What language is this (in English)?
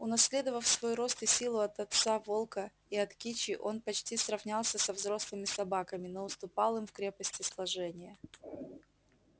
Russian